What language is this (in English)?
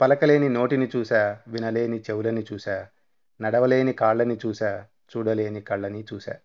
Telugu